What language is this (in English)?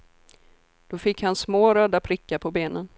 Swedish